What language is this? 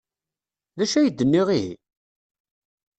Kabyle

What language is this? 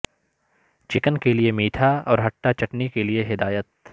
Urdu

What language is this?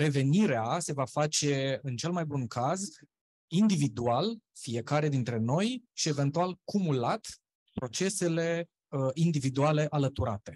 Romanian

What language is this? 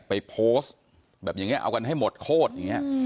Thai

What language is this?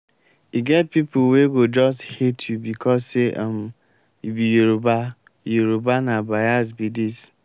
Nigerian Pidgin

